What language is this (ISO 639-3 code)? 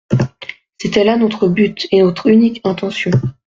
fra